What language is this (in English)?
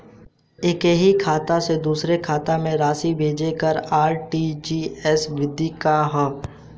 Bhojpuri